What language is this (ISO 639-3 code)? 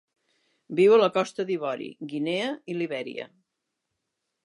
cat